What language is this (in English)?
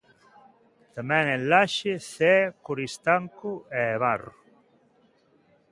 Galician